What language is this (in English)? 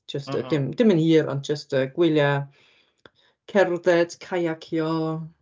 Welsh